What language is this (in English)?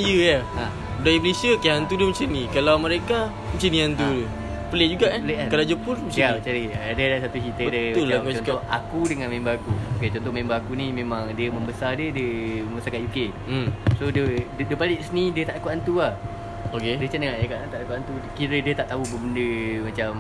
Malay